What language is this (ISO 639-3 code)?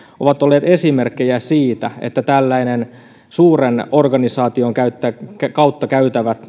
fin